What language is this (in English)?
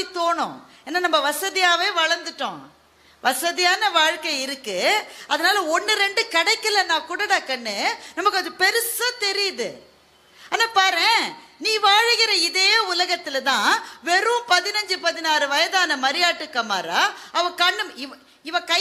Tamil